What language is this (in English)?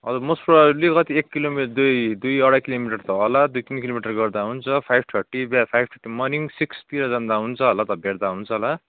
Nepali